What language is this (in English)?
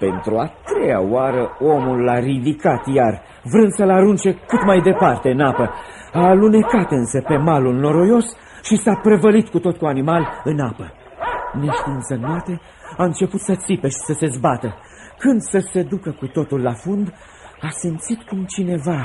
Romanian